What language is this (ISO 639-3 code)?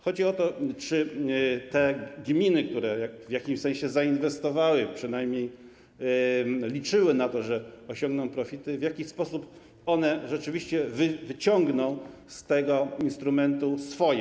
pol